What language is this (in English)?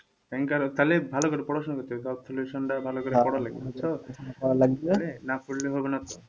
Bangla